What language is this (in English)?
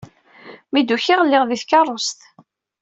Kabyle